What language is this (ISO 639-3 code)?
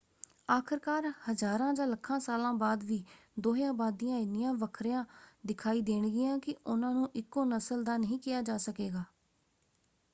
pan